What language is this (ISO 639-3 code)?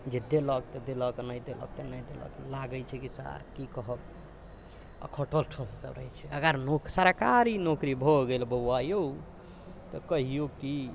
mai